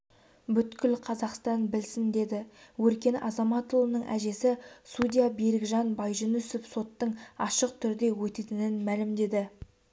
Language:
Kazakh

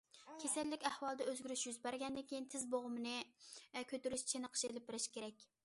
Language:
Uyghur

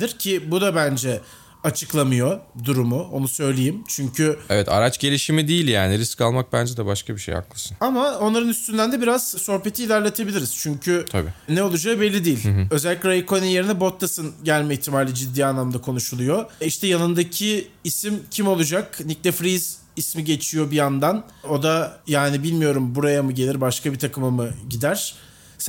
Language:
Turkish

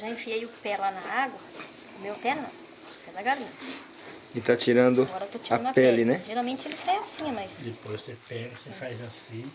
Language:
Portuguese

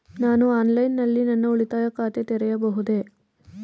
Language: Kannada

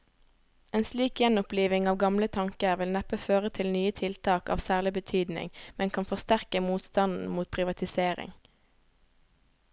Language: Norwegian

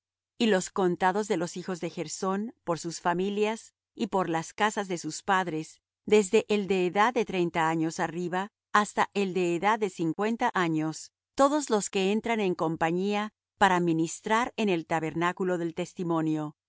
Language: Spanish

